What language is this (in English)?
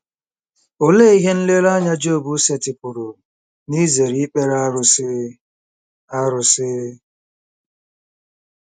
Igbo